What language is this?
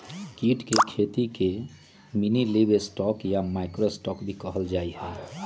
Magahi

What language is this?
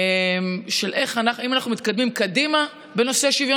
Hebrew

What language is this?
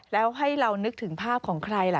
Thai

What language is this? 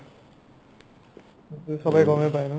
Assamese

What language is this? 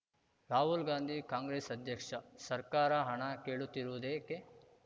Kannada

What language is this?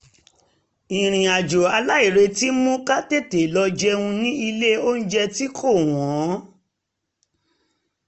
Yoruba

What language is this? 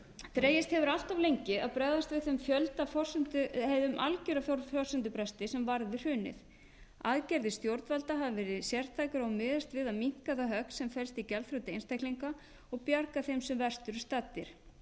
Icelandic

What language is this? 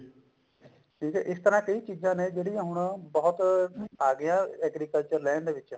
Punjabi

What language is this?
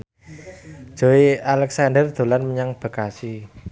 Javanese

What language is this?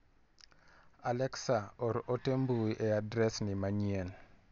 Luo (Kenya and Tanzania)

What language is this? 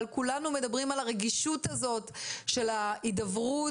Hebrew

